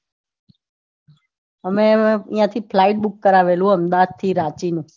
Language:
Gujarati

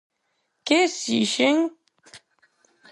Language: Galician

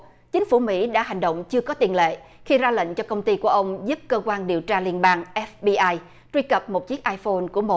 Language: Vietnamese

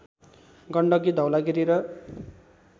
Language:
Nepali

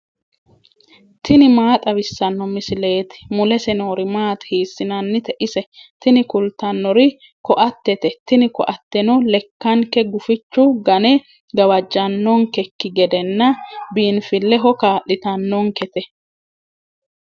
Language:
Sidamo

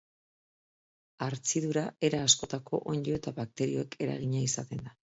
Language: Basque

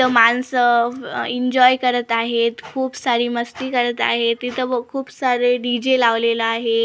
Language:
Marathi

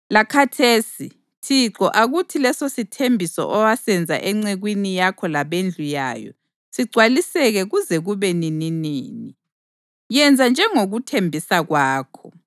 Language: North Ndebele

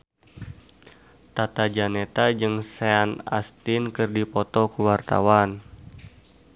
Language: Sundanese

